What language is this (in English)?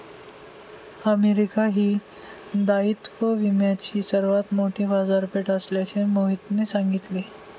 Marathi